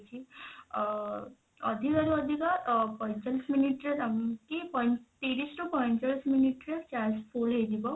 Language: Odia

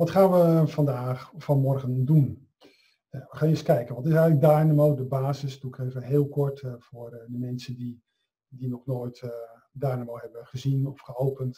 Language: Dutch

